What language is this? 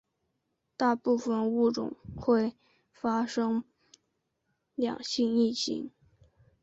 Chinese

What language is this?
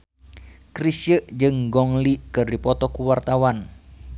Sundanese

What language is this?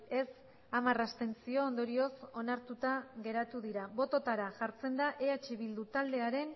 Basque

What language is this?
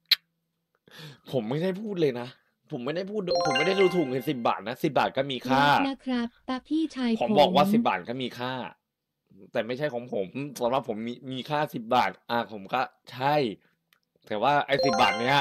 Thai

